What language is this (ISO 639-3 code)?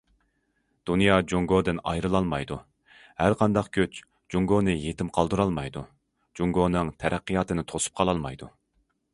uig